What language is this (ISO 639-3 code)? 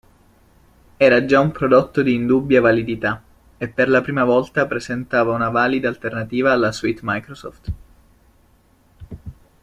ita